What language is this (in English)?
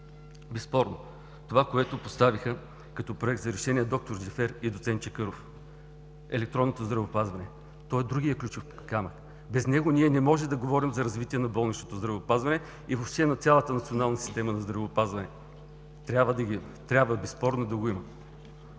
Bulgarian